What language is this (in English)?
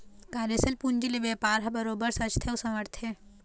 Chhattisgarhi